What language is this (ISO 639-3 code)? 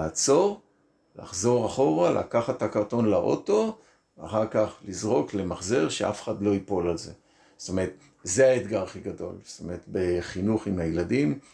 heb